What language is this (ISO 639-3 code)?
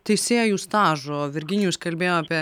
lit